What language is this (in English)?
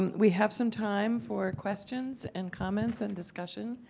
English